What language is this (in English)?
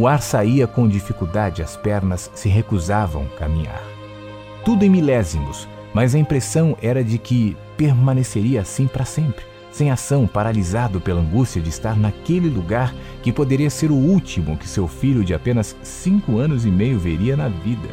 Portuguese